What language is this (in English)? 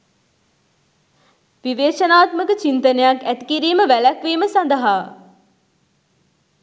Sinhala